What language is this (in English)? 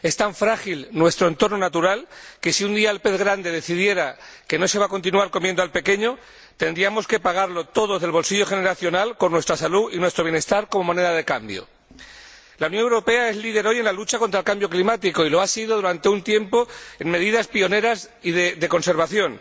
Spanish